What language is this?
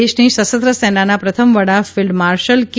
Gujarati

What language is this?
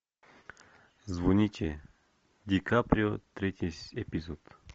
Russian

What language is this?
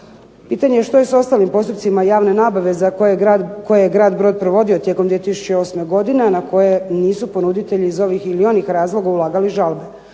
Croatian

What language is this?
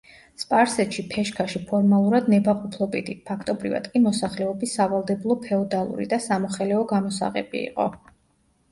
Georgian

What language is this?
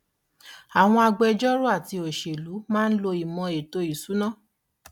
Yoruba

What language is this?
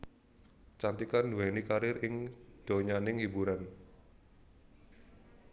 Javanese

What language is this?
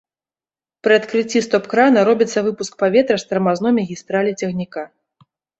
Belarusian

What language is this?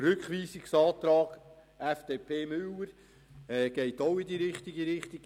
Swiss German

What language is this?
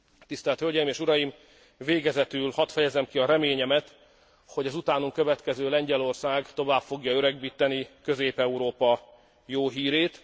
Hungarian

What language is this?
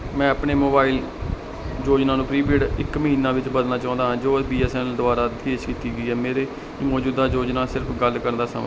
Punjabi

